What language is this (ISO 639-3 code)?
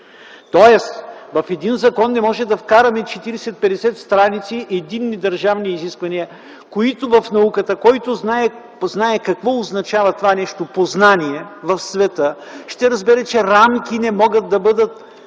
bul